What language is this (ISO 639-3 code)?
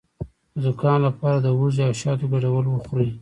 pus